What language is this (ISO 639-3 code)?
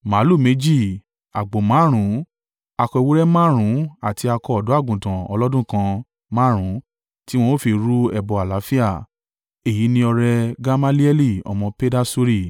yor